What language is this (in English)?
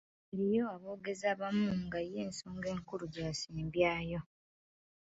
Ganda